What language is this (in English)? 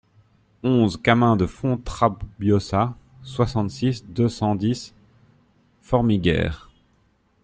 French